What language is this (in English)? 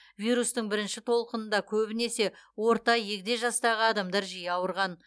Kazakh